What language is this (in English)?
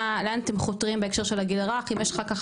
Hebrew